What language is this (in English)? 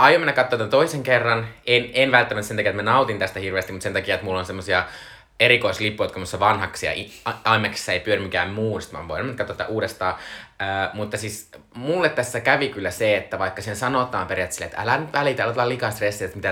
Finnish